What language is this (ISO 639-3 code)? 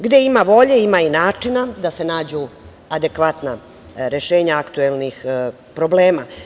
srp